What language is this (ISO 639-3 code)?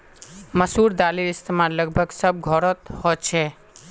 mag